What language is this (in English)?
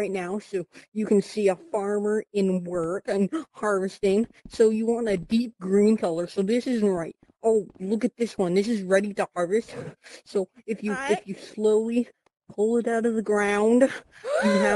English